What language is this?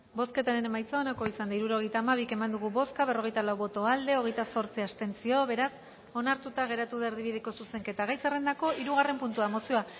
Basque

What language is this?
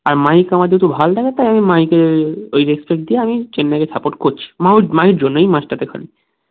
Bangla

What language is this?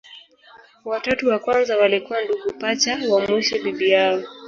Swahili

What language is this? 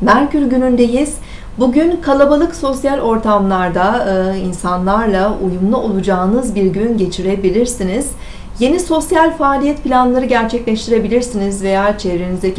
Turkish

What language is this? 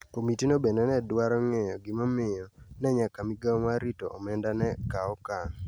Luo (Kenya and Tanzania)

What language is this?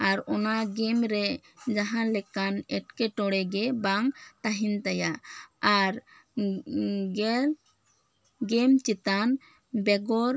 Santali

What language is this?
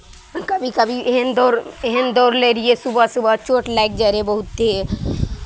Maithili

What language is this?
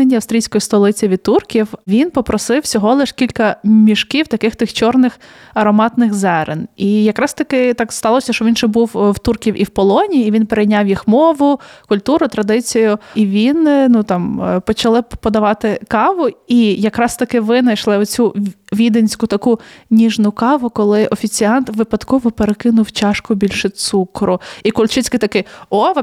Ukrainian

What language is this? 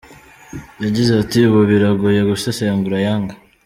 Kinyarwanda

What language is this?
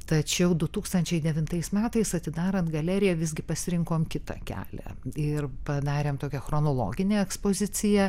Lithuanian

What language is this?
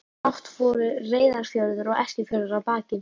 Icelandic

